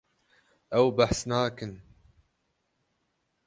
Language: Kurdish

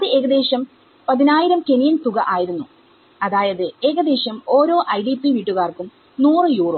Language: Malayalam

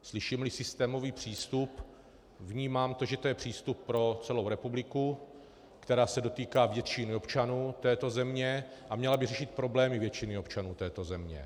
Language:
Czech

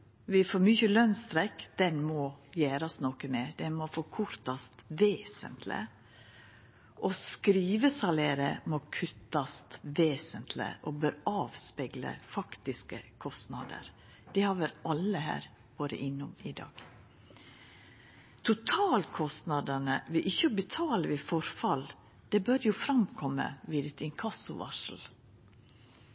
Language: Norwegian Nynorsk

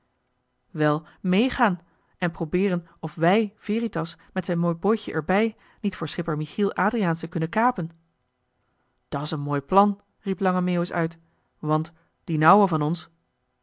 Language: Dutch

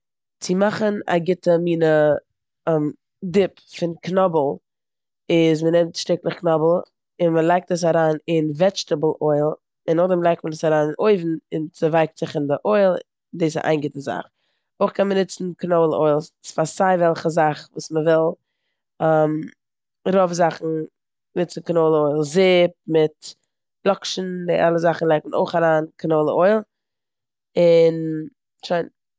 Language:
Yiddish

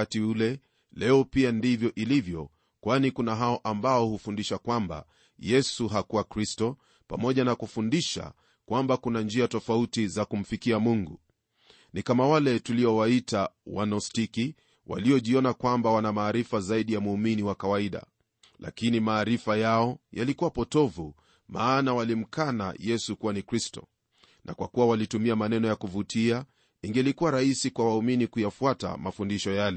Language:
Swahili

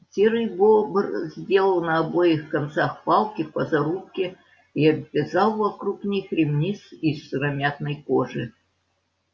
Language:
Russian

